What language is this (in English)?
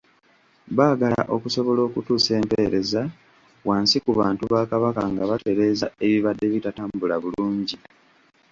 Ganda